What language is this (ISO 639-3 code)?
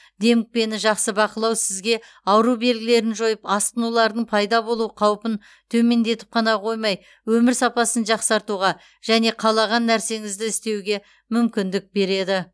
kaz